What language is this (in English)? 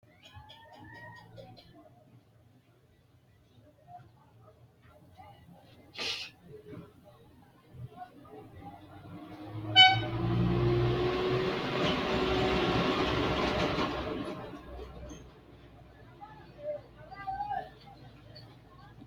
Sidamo